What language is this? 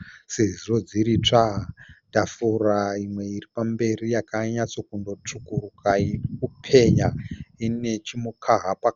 Shona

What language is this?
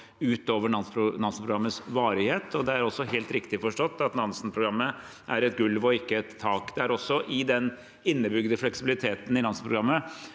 Norwegian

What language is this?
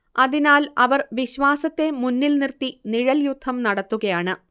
Malayalam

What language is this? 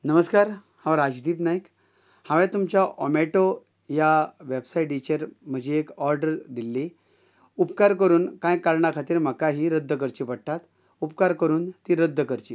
Konkani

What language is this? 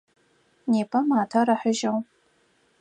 Adyghe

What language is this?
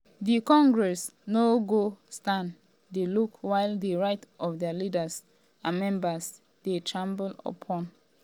Nigerian Pidgin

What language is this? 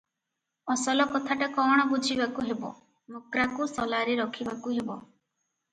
Odia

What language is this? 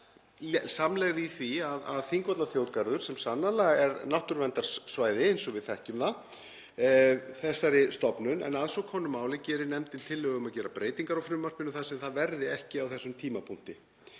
Icelandic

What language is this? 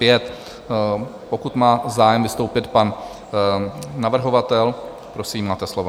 Czech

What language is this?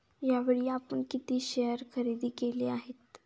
Marathi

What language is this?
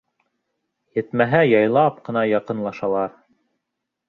Bashkir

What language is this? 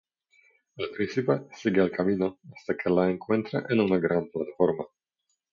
Spanish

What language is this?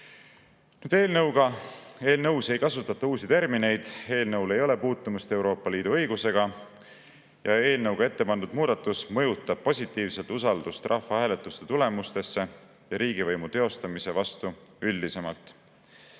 Estonian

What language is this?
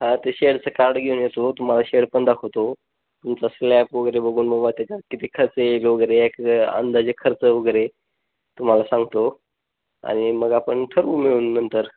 Marathi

